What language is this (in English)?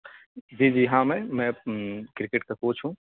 Urdu